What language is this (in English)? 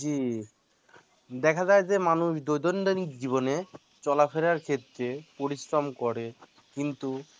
Bangla